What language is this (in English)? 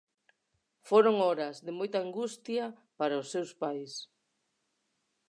Galician